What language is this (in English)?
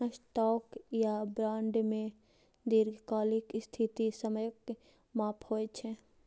Maithili